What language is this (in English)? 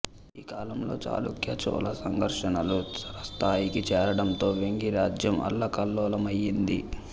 Telugu